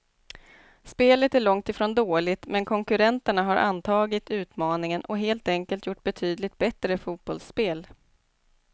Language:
Swedish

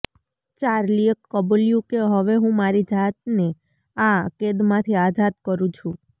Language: Gujarati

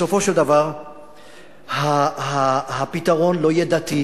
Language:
Hebrew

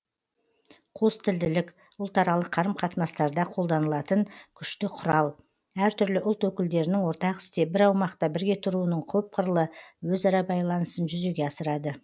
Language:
Kazakh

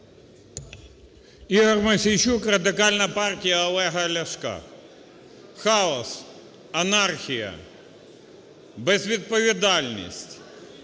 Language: Ukrainian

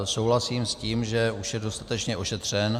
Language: Czech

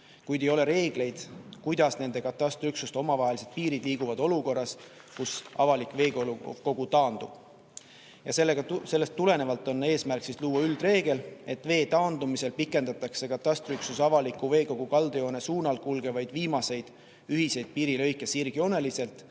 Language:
Estonian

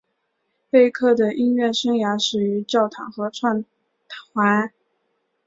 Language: Chinese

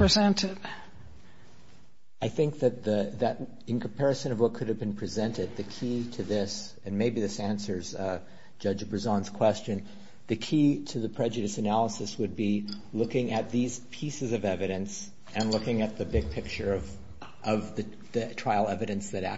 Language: English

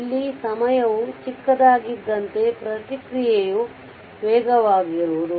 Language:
Kannada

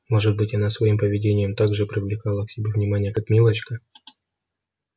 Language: Russian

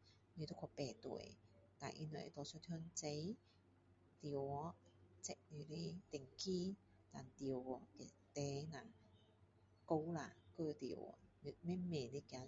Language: Min Dong Chinese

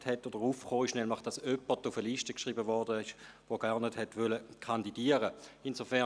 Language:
Swiss German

